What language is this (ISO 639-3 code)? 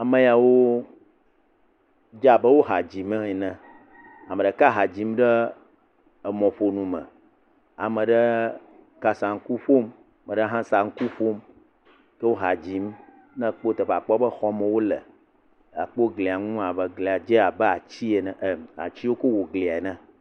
ewe